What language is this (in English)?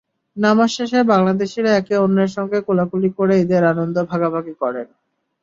Bangla